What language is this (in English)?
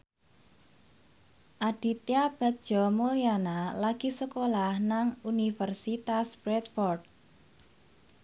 Javanese